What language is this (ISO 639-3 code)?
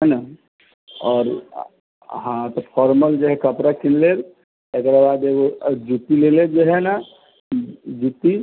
mai